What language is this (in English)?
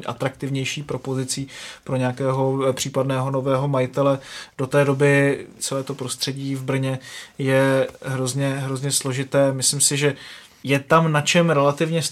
Czech